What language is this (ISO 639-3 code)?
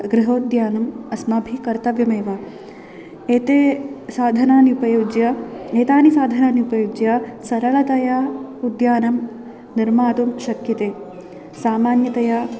san